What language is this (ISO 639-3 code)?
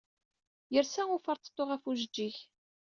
kab